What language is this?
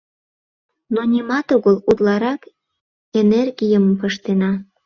Mari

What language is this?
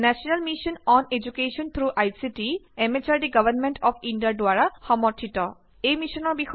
Assamese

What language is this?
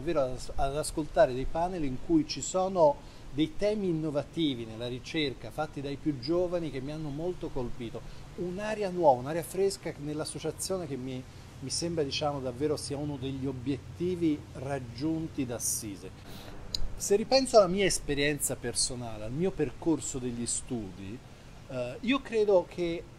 Italian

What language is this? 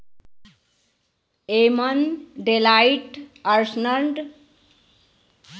Bhojpuri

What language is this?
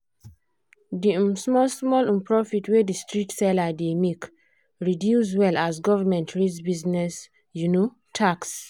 Nigerian Pidgin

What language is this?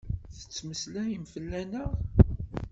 Kabyle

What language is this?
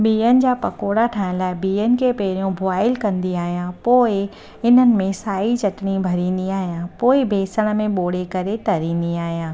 Sindhi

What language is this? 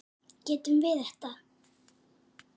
Icelandic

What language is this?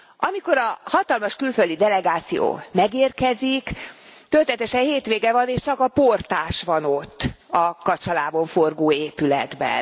Hungarian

